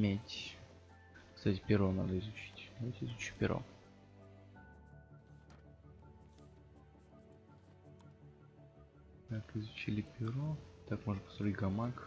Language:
Russian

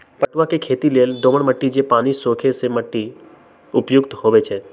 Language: Magahi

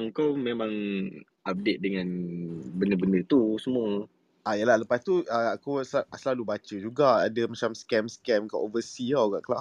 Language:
Malay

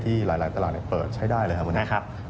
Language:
Thai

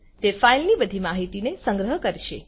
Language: Gujarati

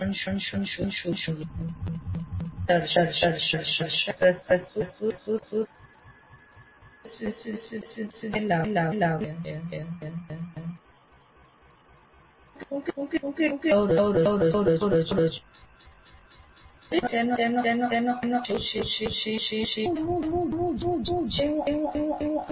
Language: Gujarati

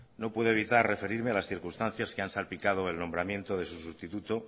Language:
Spanish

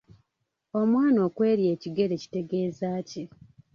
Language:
Ganda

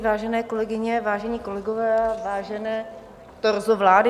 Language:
Czech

